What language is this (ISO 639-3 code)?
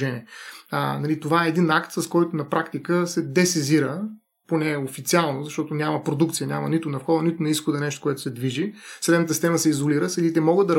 bul